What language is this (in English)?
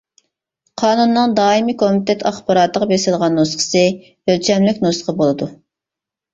Uyghur